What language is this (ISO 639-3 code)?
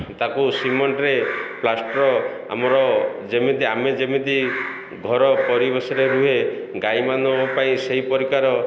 ori